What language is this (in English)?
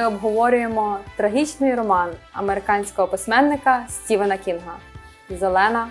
Ukrainian